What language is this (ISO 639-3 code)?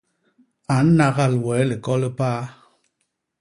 bas